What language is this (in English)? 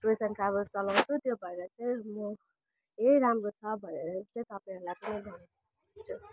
Nepali